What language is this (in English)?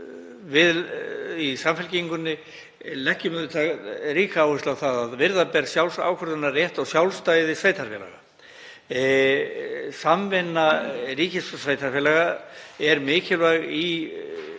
Icelandic